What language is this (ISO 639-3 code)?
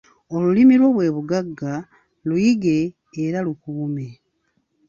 lug